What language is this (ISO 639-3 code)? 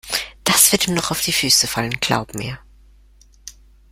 deu